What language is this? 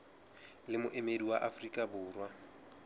Southern Sotho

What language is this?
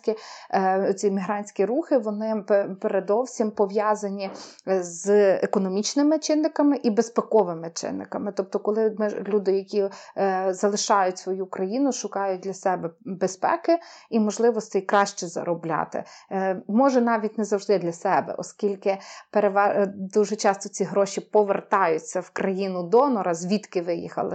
Ukrainian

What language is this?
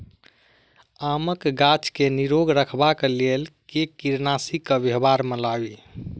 Maithili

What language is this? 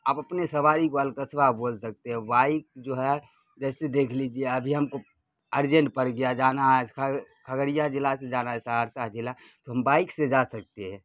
Urdu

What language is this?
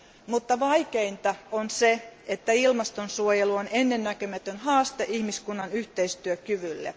Finnish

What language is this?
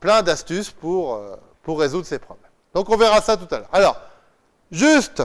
French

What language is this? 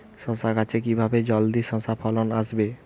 Bangla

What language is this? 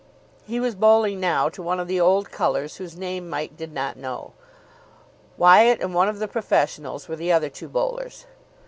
English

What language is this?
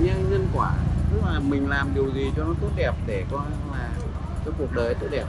Vietnamese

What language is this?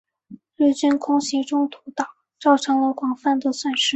Chinese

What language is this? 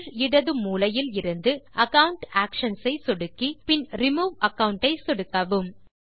Tamil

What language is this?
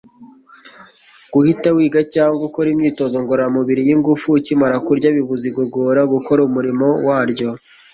Kinyarwanda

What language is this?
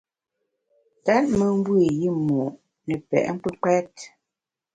Bamun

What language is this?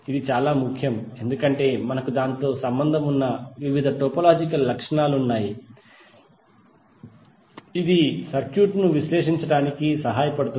Telugu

